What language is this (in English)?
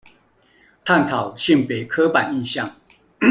Chinese